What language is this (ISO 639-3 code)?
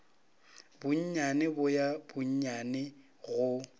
nso